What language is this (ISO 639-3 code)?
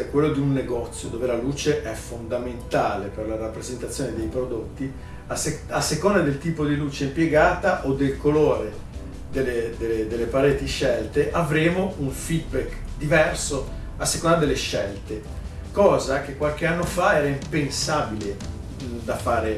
ita